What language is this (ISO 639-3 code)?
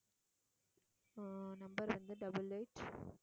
tam